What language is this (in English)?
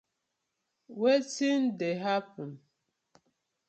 Nigerian Pidgin